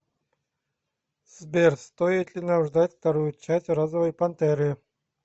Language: Russian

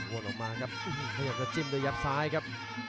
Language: Thai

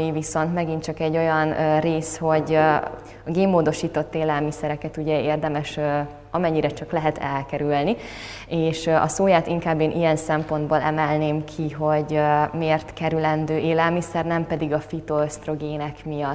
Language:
Hungarian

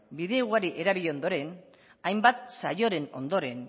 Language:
Basque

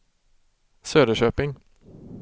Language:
Swedish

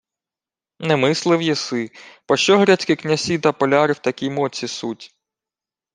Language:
Ukrainian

